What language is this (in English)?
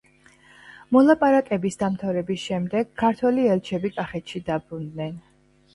Georgian